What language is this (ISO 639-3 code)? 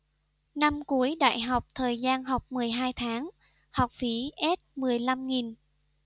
vie